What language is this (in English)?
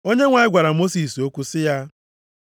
Igbo